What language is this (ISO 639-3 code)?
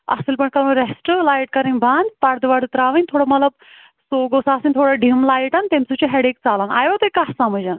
kas